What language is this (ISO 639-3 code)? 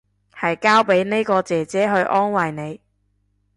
yue